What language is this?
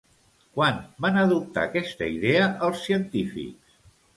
Catalan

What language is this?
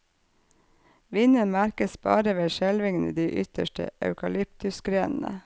Norwegian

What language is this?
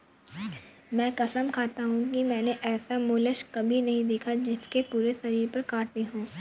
Hindi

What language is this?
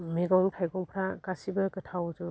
Bodo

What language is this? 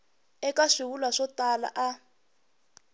Tsonga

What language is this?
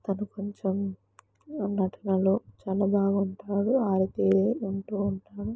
Telugu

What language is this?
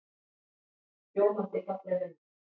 Icelandic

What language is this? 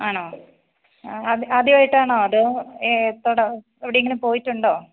Malayalam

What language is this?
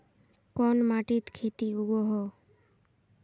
Magahi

